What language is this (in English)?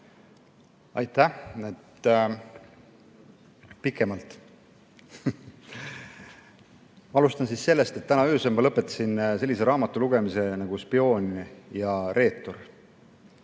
Estonian